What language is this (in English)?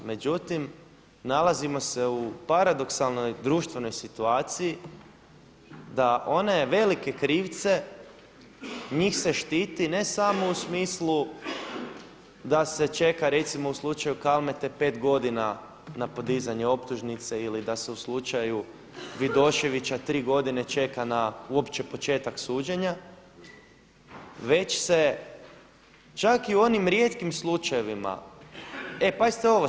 Croatian